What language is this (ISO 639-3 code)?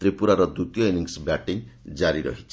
ori